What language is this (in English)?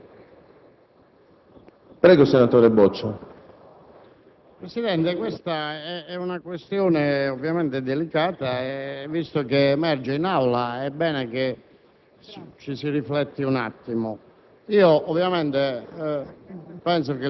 Italian